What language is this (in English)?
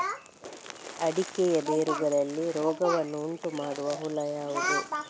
Kannada